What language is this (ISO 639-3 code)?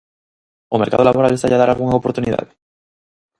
glg